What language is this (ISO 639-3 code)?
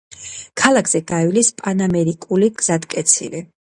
kat